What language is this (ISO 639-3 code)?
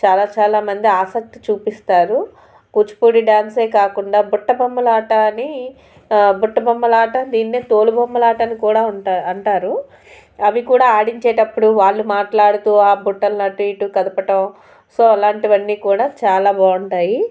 tel